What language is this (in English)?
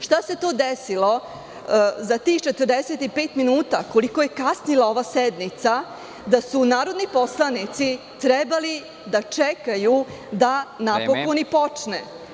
Serbian